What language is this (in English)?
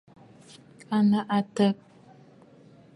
Bafut